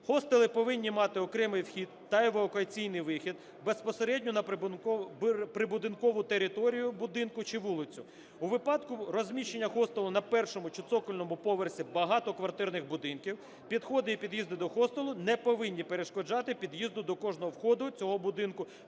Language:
Ukrainian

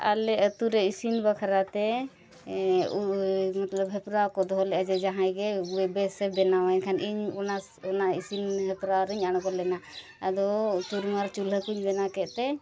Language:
Santali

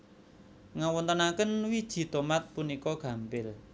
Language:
Javanese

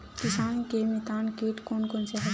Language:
Chhattisgarhi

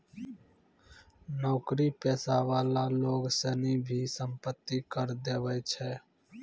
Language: Maithili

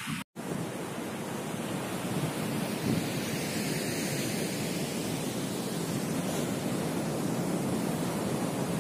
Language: Indonesian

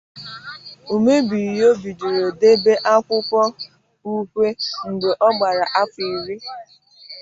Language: Igbo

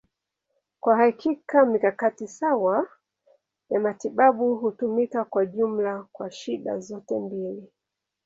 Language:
Swahili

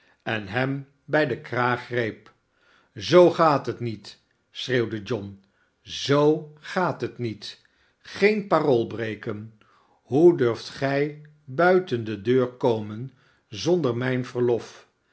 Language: Dutch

